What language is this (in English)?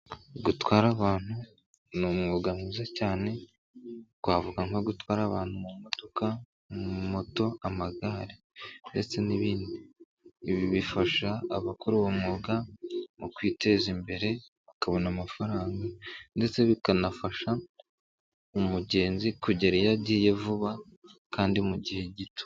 Kinyarwanda